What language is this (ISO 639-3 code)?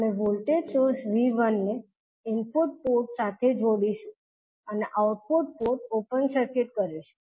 guj